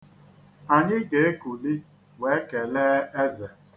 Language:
Igbo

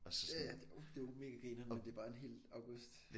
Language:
Danish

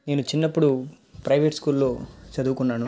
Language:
Telugu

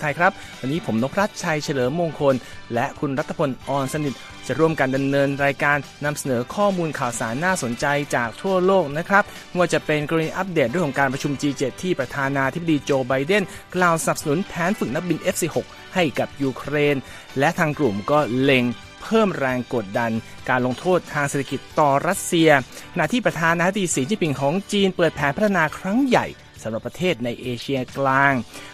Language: Thai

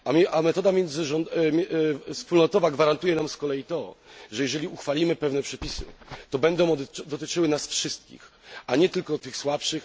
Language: Polish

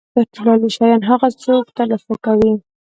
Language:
Pashto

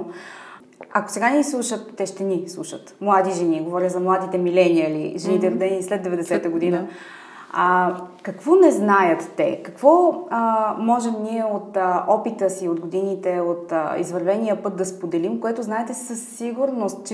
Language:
Bulgarian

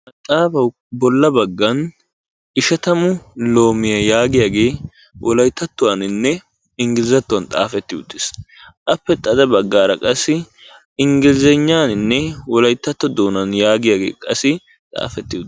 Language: Wolaytta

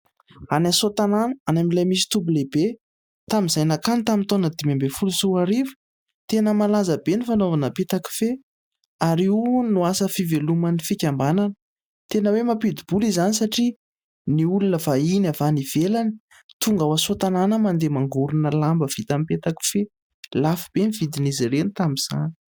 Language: Malagasy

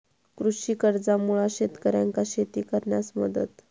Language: Marathi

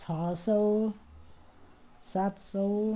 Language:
Nepali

